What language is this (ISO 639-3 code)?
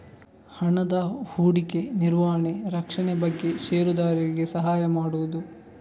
kan